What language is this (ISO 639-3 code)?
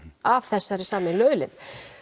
isl